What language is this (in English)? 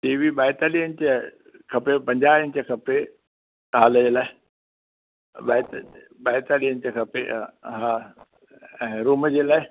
Sindhi